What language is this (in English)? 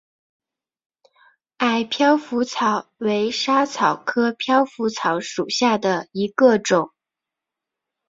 Chinese